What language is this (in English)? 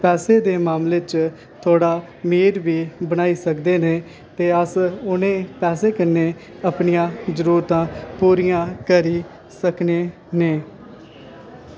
Dogri